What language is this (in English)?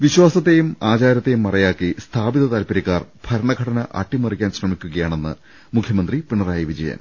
Malayalam